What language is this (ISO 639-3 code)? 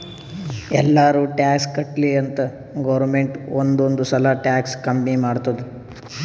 kan